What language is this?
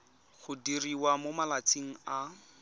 Tswana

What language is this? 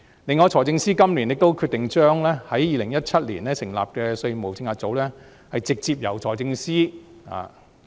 Cantonese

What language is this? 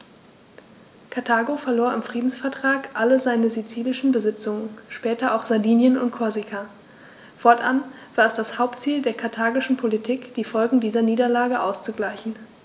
German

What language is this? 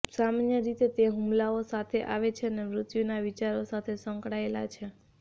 Gujarati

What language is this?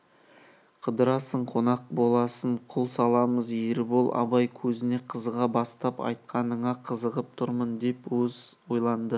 Kazakh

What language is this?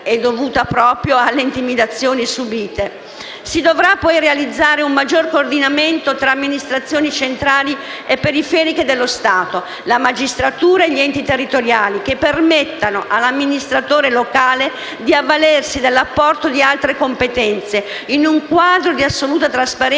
Italian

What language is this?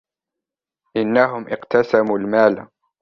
Arabic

